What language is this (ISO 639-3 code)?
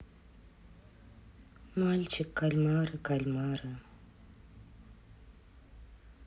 rus